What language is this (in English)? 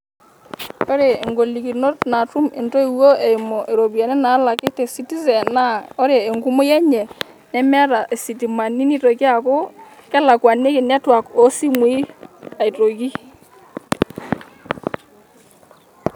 Masai